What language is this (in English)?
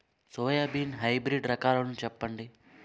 Telugu